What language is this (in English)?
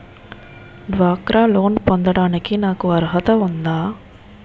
Telugu